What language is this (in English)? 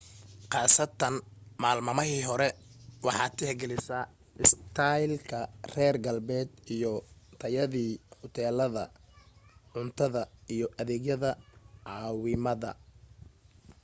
Somali